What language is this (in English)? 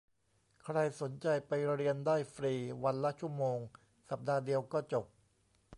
Thai